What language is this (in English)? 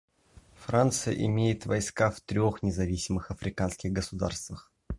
Russian